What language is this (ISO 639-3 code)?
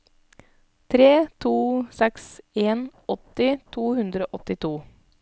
nor